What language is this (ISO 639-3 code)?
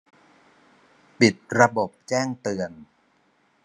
tha